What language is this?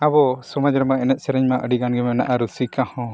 Santali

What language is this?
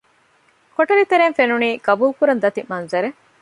Divehi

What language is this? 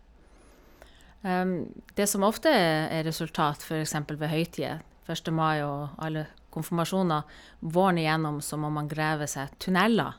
Norwegian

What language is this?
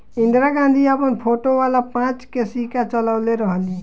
Bhojpuri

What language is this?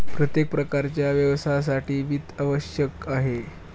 Marathi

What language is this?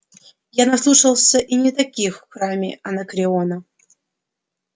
Russian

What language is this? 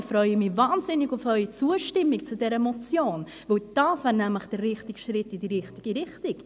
Swiss German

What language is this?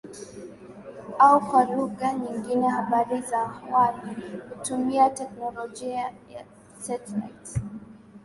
Swahili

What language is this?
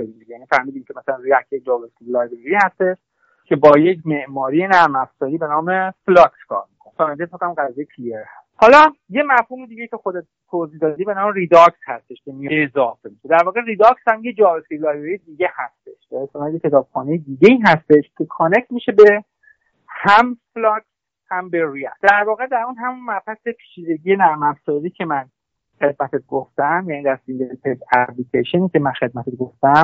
Persian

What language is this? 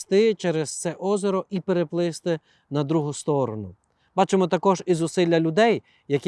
Ukrainian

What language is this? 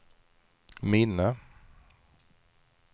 Swedish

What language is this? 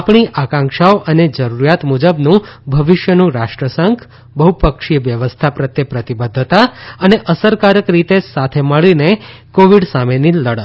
Gujarati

